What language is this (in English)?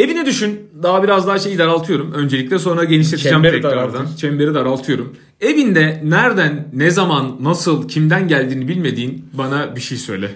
Turkish